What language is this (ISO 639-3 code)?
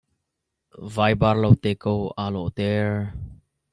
cnh